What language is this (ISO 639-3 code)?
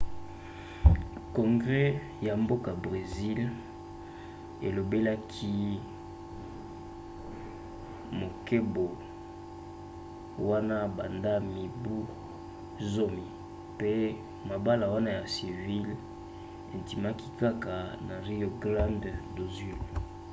lin